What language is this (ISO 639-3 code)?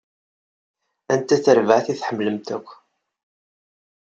kab